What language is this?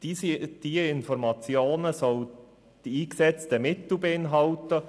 Swiss German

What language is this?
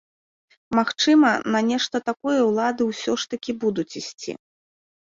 Belarusian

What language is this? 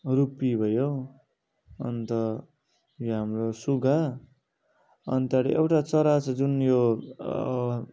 Nepali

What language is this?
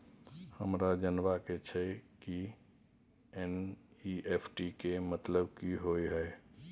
Maithili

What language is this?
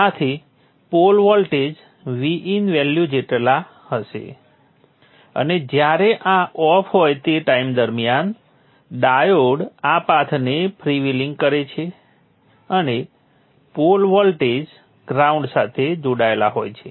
Gujarati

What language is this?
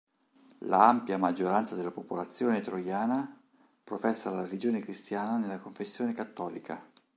Italian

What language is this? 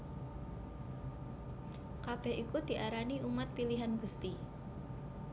Javanese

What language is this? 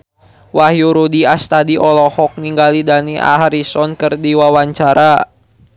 Sundanese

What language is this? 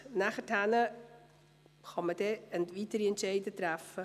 Swiss German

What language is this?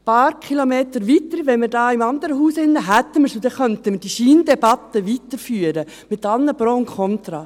Swiss German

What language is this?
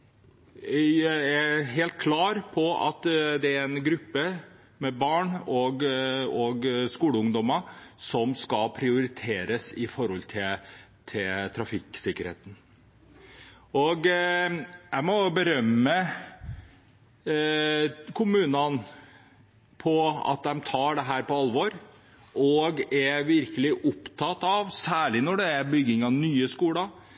Norwegian Bokmål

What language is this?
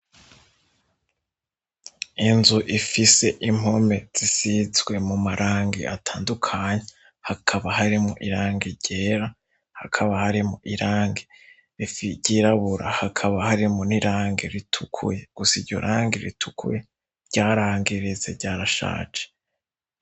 Rundi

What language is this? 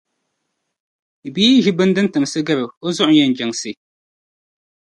Dagbani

